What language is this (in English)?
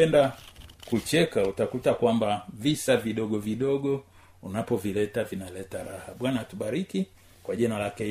Swahili